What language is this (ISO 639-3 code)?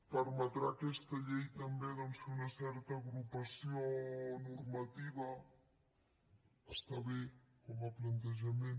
cat